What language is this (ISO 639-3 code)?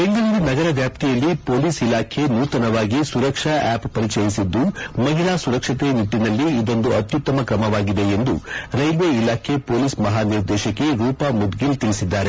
kan